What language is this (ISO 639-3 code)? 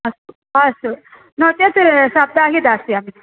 san